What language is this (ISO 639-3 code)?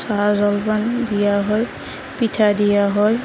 asm